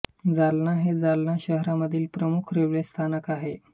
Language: Marathi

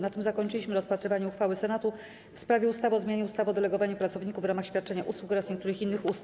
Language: Polish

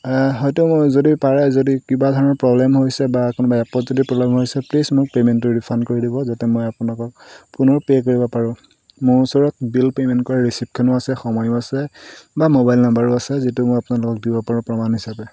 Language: Assamese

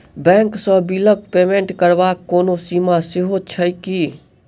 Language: Maithili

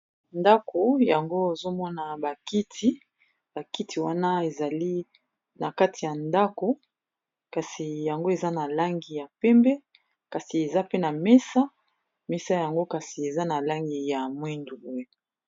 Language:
Lingala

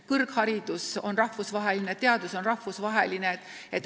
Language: Estonian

